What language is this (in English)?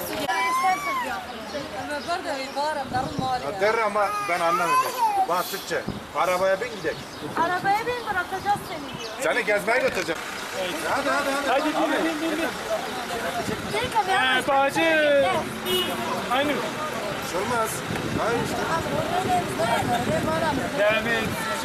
Turkish